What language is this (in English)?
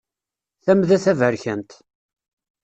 Kabyle